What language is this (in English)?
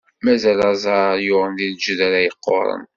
Kabyle